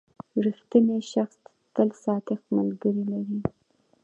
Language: Pashto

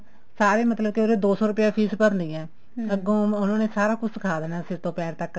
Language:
Punjabi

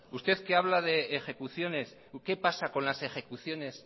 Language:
Spanish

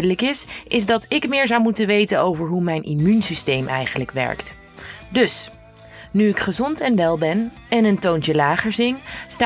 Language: Dutch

